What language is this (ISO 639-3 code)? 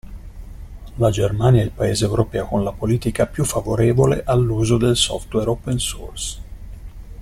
ita